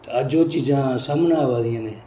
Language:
Dogri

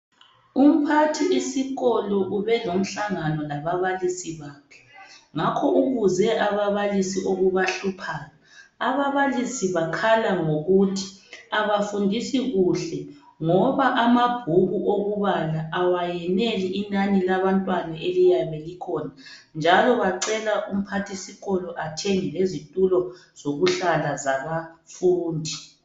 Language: North Ndebele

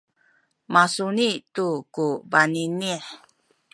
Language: Sakizaya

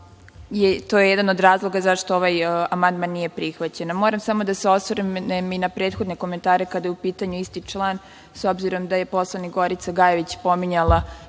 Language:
Serbian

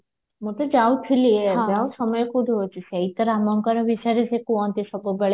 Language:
Odia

